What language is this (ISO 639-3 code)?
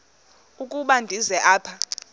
xho